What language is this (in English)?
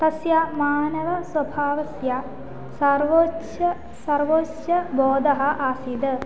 Sanskrit